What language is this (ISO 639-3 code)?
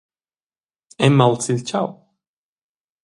roh